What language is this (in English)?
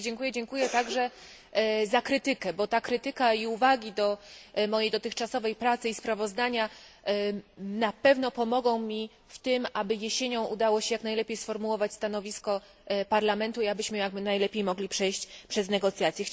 Polish